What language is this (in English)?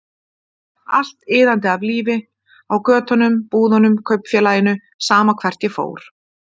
Icelandic